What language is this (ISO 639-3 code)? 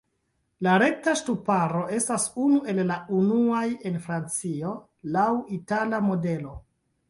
epo